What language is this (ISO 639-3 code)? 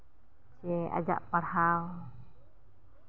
sat